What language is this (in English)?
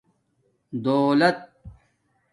Domaaki